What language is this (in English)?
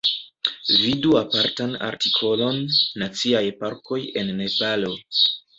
Esperanto